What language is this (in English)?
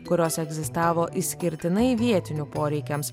Lithuanian